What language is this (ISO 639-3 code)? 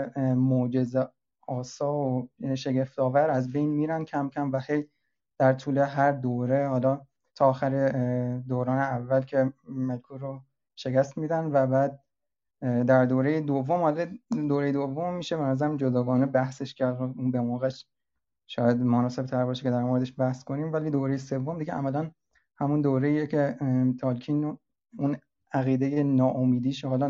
fas